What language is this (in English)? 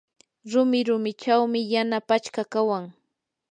Yanahuanca Pasco Quechua